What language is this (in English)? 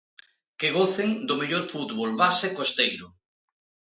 Galician